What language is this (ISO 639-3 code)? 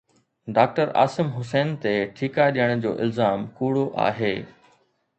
snd